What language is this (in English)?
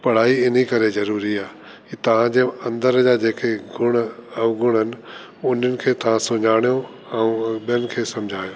Sindhi